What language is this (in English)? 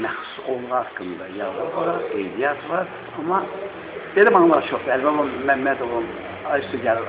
Turkish